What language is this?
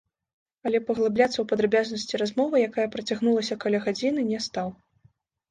Belarusian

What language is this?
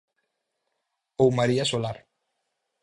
Galician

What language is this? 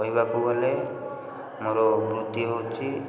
Odia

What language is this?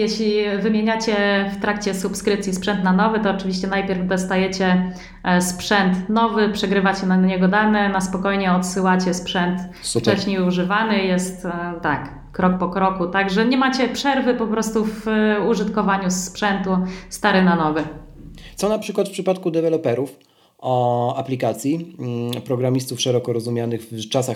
Polish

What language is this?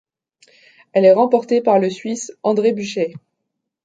French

